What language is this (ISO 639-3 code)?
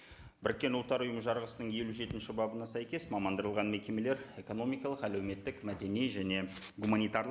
kaz